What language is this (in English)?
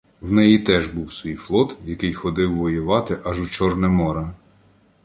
Ukrainian